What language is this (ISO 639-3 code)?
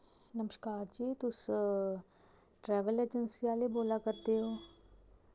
doi